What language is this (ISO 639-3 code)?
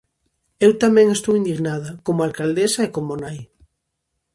glg